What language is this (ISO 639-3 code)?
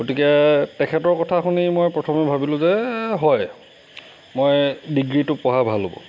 asm